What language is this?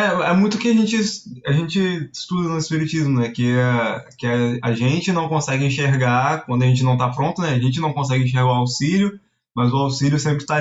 Portuguese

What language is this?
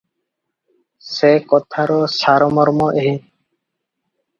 Odia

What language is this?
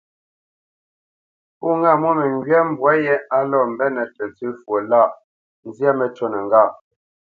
Bamenyam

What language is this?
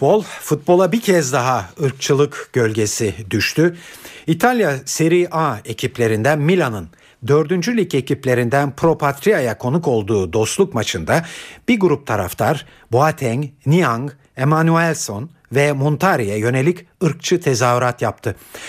Turkish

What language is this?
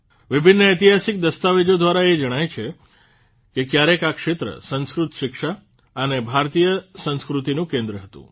Gujarati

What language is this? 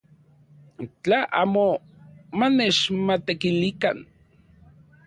Central Puebla Nahuatl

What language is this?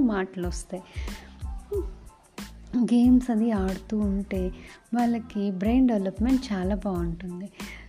Telugu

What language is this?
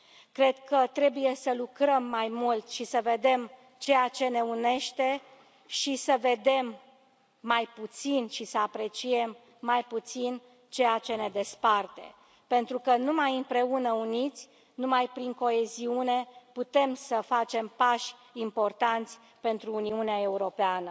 Romanian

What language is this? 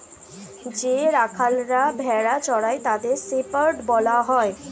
Bangla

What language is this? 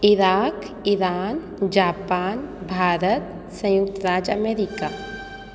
Sindhi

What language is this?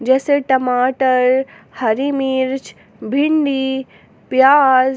Hindi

